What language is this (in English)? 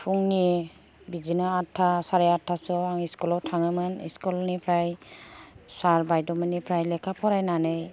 Bodo